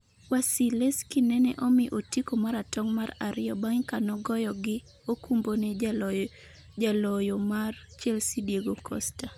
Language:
Luo (Kenya and Tanzania)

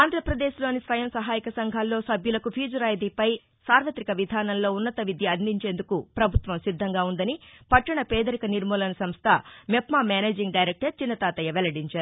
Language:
Telugu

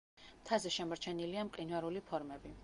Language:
Georgian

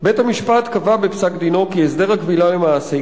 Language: Hebrew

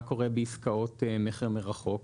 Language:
Hebrew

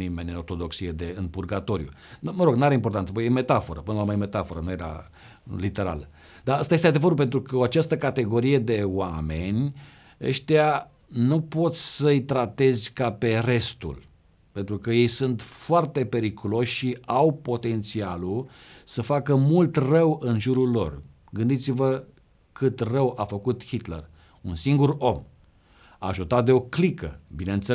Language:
Romanian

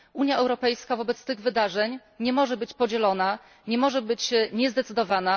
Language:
Polish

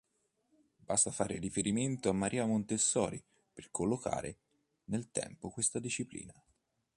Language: Italian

